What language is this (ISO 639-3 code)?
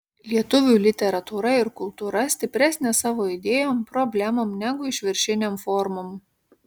lit